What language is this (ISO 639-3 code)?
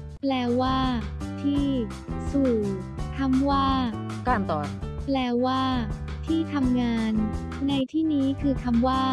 tha